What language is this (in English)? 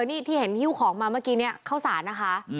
Thai